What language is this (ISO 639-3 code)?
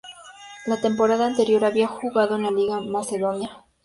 spa